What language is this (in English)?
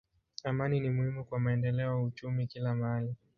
Swahili